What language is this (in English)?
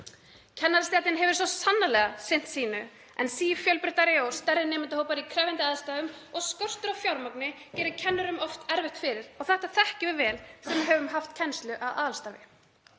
Icelandic